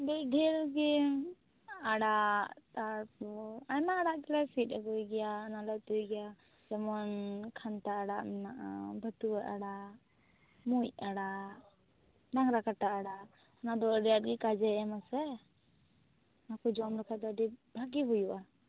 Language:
Santali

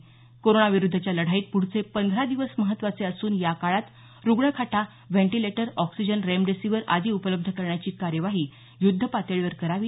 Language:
Marathi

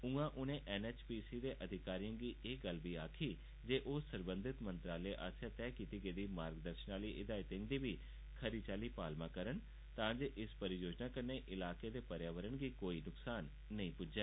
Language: Dogri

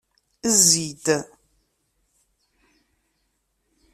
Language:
Kabyle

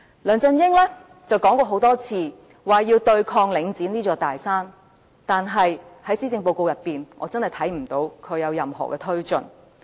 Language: Cantonese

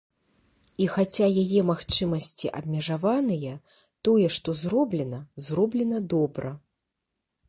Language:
Belarusian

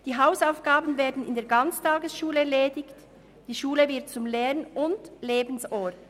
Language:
Swiss German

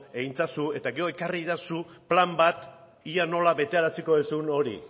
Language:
Basque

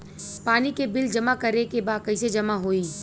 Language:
Bhojpuri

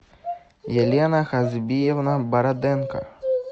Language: Russian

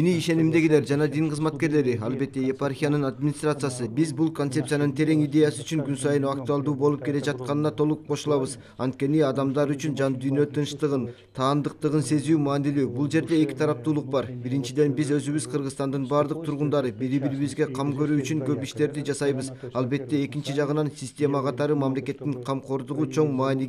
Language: Turkish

